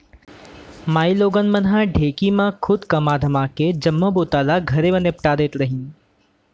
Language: Chhattisgarhi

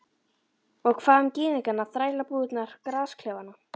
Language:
Icelandic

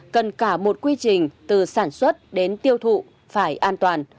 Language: Vietnamese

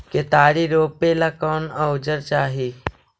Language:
Magahi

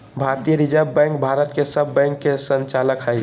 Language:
Magahi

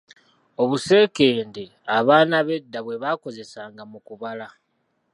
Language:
Ganda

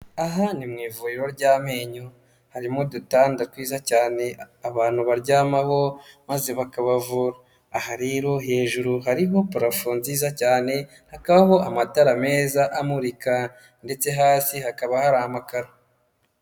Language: Kinyarwanda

